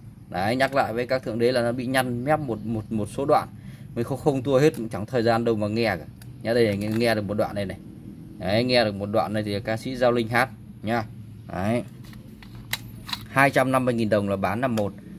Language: Vietnamese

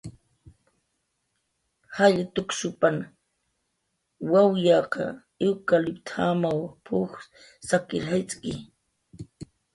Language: Jaqaru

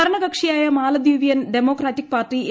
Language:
Malayalam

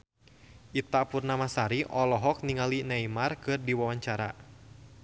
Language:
Sundanese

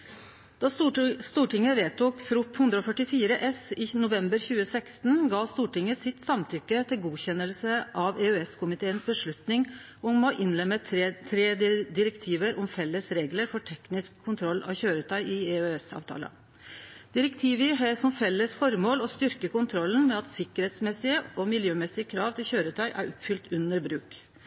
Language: Norwegian Nynorsk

